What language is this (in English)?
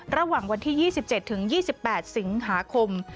Thai